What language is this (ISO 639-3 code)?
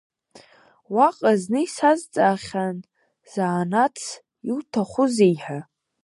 abk